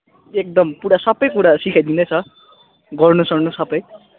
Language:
Nepali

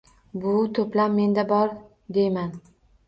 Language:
Uzbek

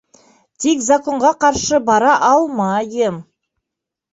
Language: Bashkir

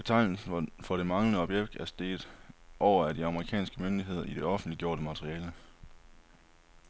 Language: Danish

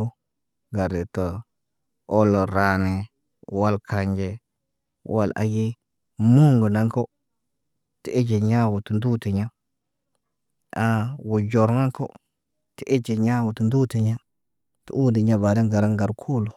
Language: Naba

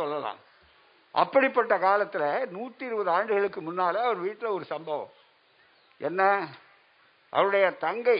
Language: Tamil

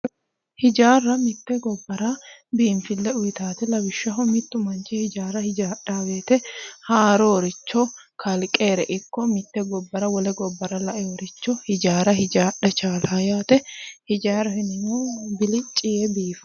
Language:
Sidamo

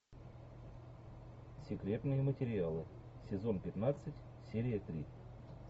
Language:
Russian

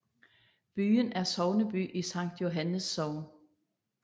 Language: Danish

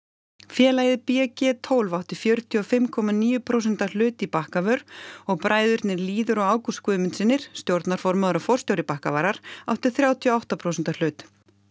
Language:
Icelandic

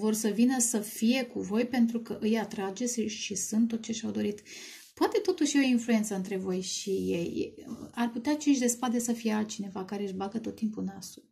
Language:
Romanian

